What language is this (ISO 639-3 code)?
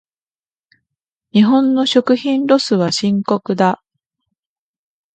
jpn